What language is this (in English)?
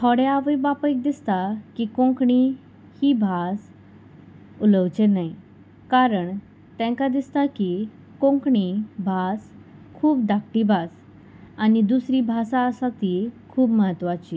Konkani